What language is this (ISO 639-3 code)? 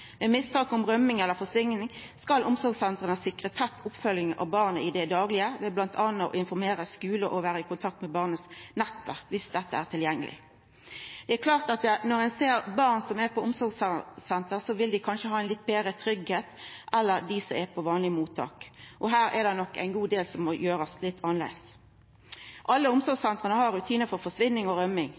nno